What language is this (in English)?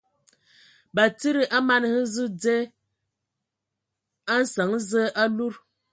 Ewondo